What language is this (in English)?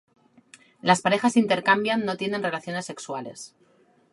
Spanish